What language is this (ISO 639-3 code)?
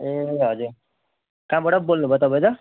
nep